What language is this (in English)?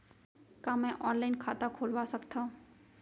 Chhattisgarhi